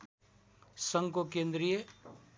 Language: Nepali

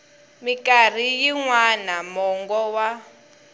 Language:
Tsonga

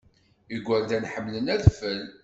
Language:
Kabyle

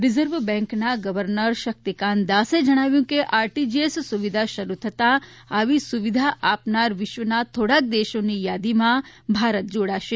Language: Gujarati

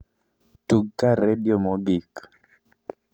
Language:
Luo (Kenya and Tanzania)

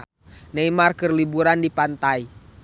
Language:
Sundanese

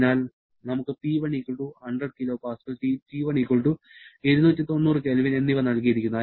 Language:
Malayalam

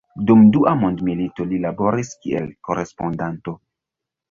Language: Esperanto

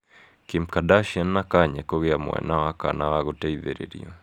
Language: Kikuyu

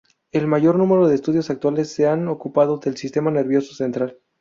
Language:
Spanish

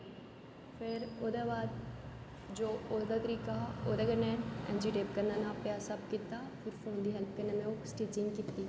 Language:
Dogri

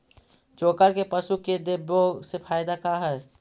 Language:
Magahi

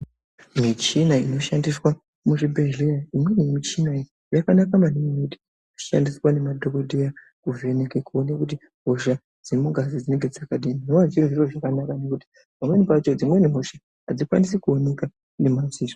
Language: Ndau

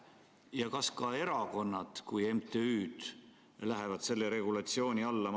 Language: Estonian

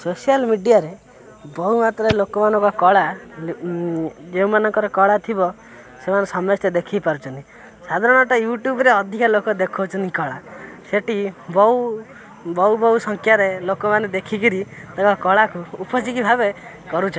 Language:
Odia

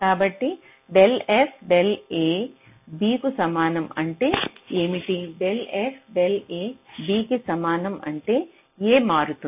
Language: Telugu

